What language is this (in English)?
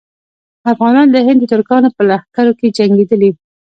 Pashto